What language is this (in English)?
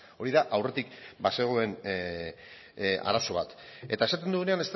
Basque